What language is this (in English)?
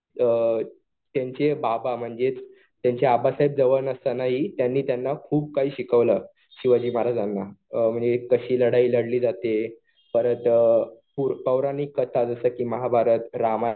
Marathi